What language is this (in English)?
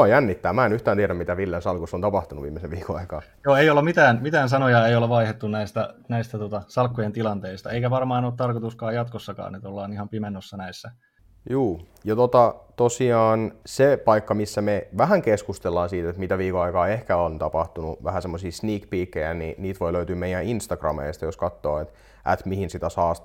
Finnish